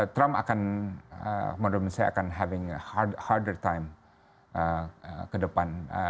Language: Indonesian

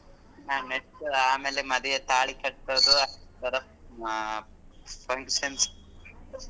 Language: Kannada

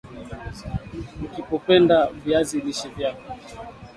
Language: Swahili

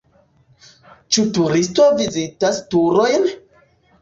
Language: Esperanto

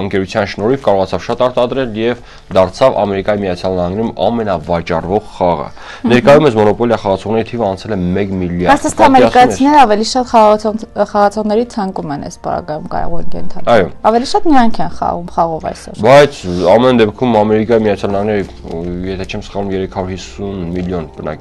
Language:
Romanian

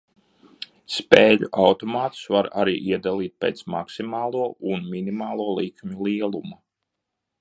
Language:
Latvian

